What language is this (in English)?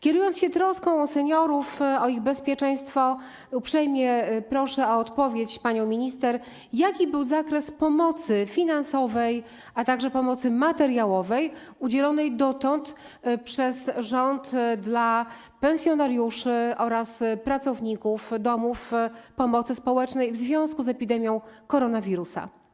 Polish